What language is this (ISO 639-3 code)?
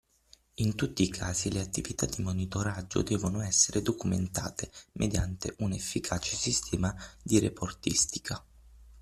ita